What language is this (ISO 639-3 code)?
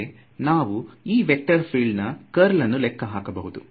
kan